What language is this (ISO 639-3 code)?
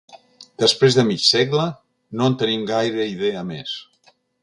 cat